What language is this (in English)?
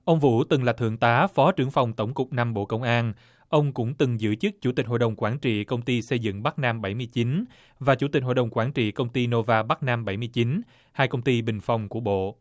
Vietnamese